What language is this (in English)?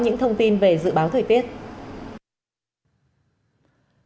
Vietnamese